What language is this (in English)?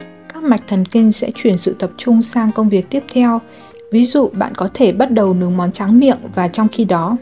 Vietnamese